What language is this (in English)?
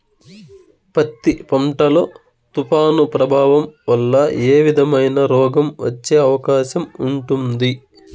Telugu